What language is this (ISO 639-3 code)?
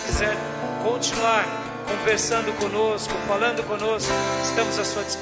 por